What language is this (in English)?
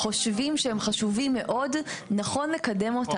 Hebrew